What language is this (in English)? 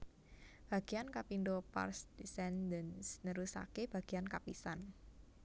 Javanese